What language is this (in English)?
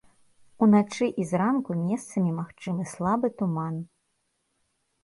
Belarusian